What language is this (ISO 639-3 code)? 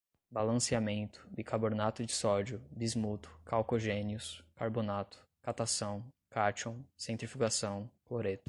por